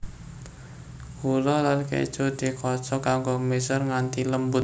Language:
Javanese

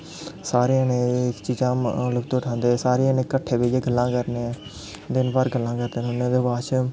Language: Dogri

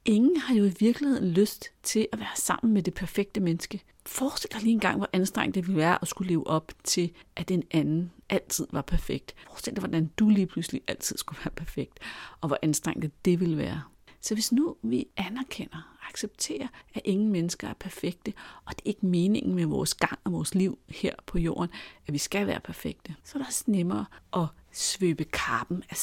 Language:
Danish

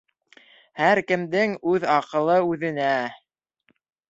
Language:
Bashkir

